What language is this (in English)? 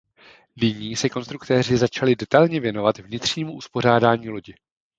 Czech